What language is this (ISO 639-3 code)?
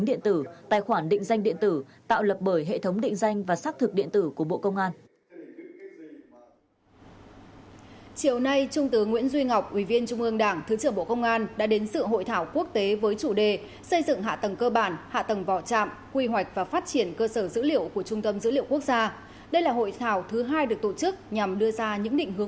vie